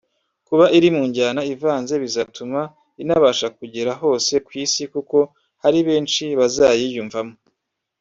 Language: Kinyarwanda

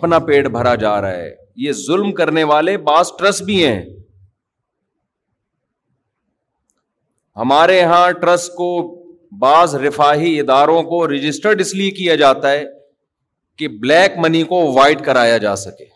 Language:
Urdu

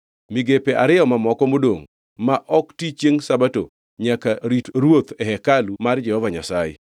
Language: Luo (Kenya and Tanzania)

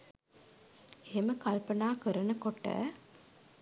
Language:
Sinhala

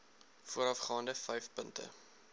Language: Afrikaans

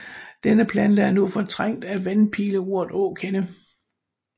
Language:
Danish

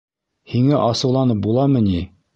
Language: Bashkir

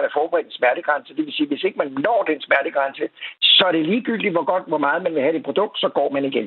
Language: Danish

